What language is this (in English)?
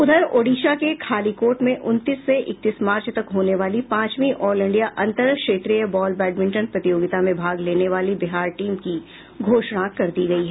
Hindi